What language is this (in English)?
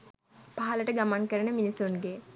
Sinhala